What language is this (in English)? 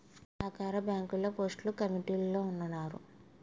Telugu